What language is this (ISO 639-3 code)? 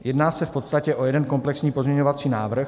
ces